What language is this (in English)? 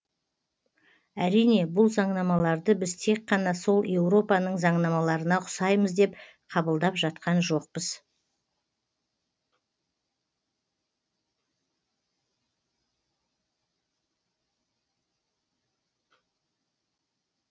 Kazakh